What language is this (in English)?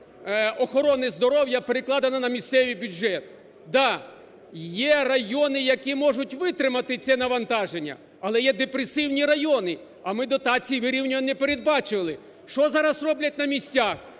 Ukrainian